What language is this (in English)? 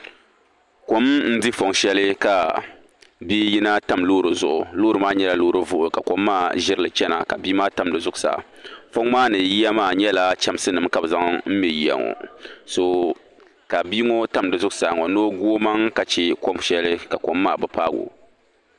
Dagbani